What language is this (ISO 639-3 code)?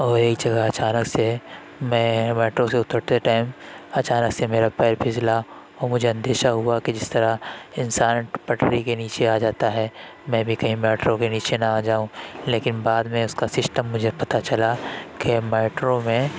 urd